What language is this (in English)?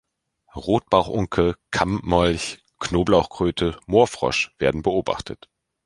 German